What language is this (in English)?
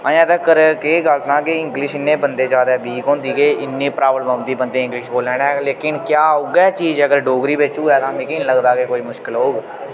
Dogri